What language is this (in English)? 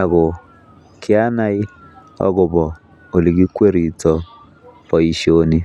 Kalenjin